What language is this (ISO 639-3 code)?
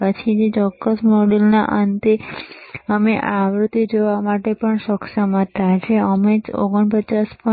guj